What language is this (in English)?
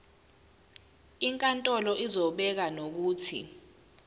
Zulu